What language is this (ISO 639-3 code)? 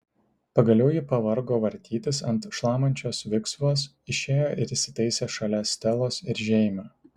lit